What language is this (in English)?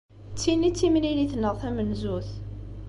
Kabyle